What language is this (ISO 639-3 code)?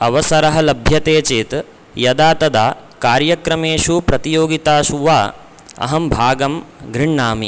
san